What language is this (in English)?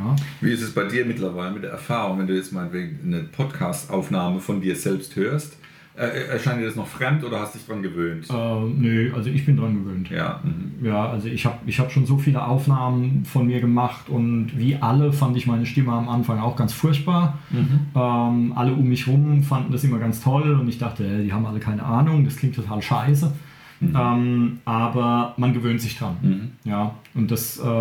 German